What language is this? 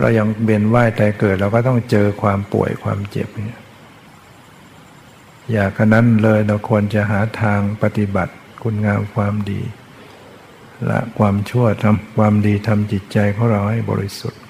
Thai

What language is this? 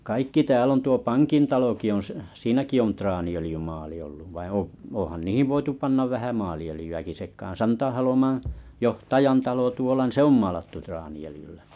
Finnish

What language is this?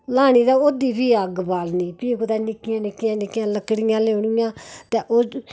Dogri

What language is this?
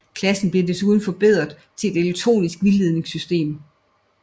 Danish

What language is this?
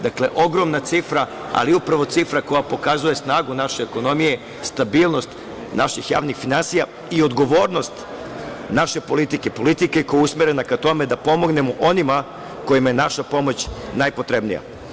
Serbian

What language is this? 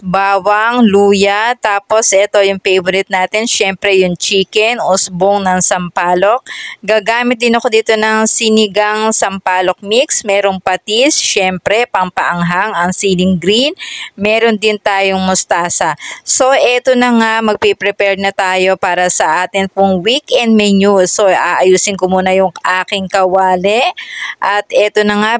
Filipino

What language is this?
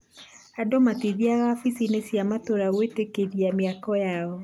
Kikuyu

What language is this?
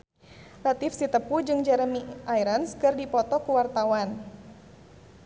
Sundanese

